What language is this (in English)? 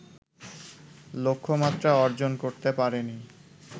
Bangla